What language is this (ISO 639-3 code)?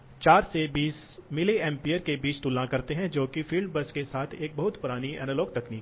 hin